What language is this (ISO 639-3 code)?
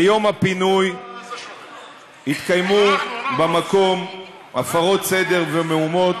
heb